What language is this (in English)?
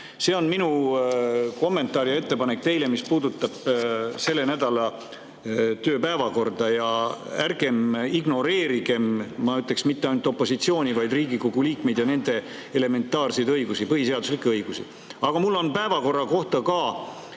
Estonian